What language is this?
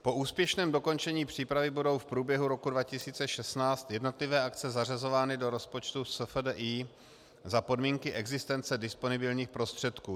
Czech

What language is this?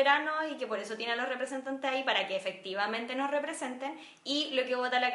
Spanish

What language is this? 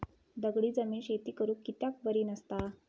Marathi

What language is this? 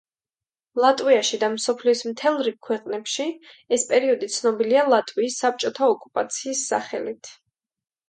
Georgian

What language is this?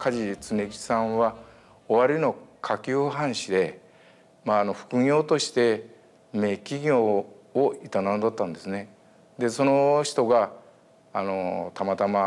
Japanese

